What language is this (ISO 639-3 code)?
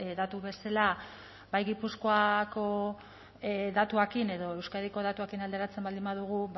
eus